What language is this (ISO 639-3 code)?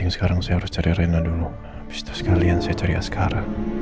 ind